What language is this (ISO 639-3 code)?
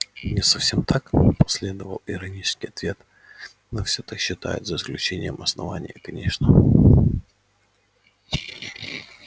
rus